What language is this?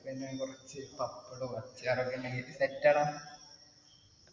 Malayalam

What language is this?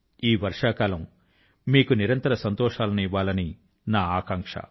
Telugu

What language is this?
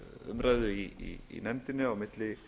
Icelandic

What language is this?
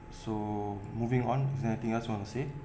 English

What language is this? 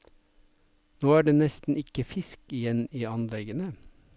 Norwegian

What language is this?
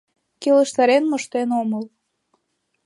Mari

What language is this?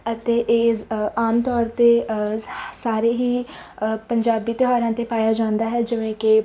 Punjabi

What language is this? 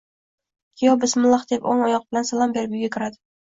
Uzbek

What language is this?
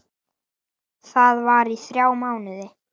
Icelandic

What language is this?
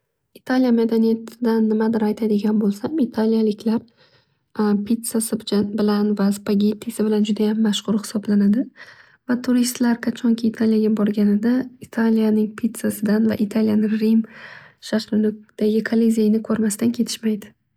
Uzbek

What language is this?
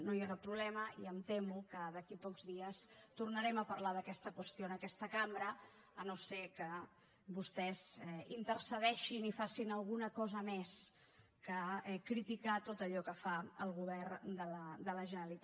Catalan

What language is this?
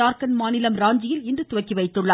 Tamil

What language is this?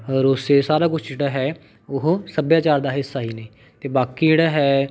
Punjabi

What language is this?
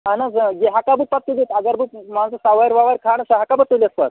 Kashmiri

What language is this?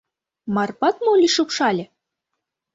Mari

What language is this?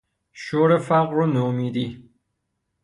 Persian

